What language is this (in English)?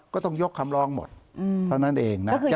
Thai